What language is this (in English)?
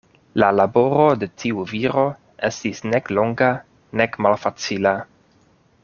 Esperanto